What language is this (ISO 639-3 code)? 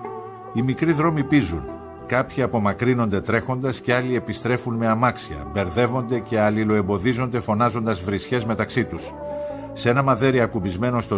ell